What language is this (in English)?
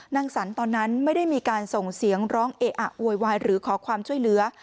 Thai